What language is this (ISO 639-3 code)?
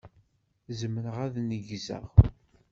kab